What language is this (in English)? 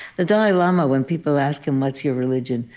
English